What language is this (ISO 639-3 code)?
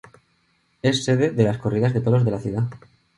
spa